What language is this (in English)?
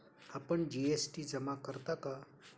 Marathi